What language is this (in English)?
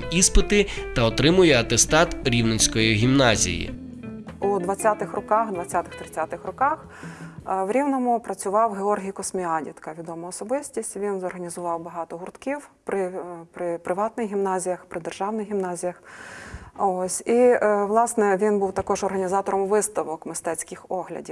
Ukrainian